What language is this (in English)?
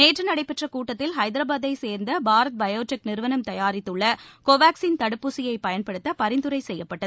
Tamil